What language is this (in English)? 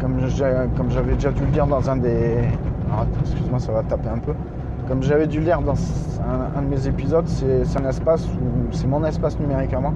French